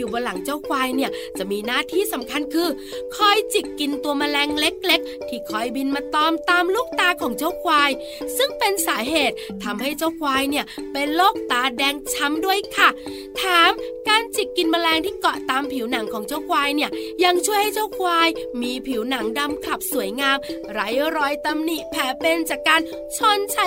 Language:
Thai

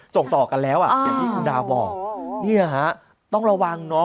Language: Thai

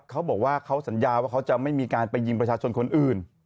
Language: Thai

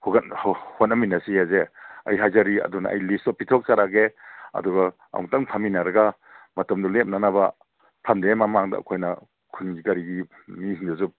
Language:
Manipuri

